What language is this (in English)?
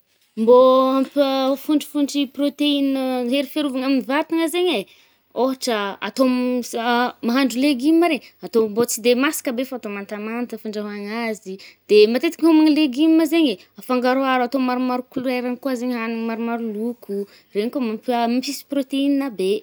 Northern Betsimisaraka Malagasy